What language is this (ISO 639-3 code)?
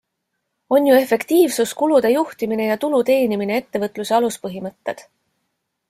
est